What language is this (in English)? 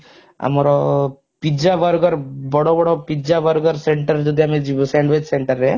Odia